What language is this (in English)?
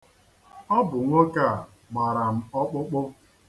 Igbo